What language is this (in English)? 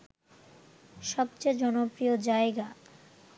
Bangla